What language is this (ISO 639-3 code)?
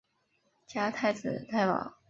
zho